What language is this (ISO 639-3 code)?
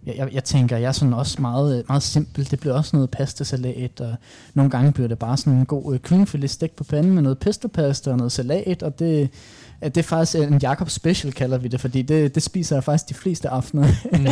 dan